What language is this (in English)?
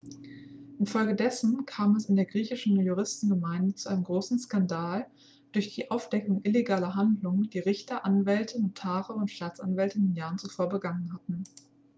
German